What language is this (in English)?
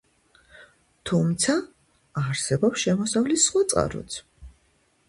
Georgian